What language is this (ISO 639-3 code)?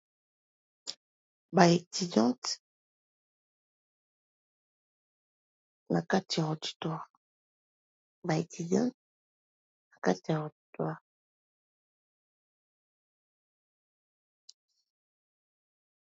lin